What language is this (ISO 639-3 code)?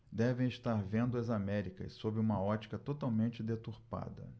por